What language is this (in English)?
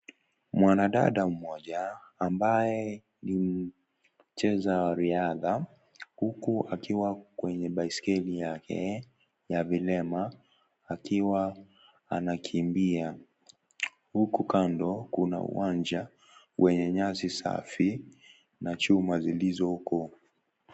Swahili